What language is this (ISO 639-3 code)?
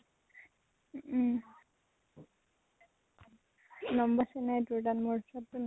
asm